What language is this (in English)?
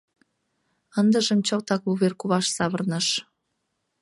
Mari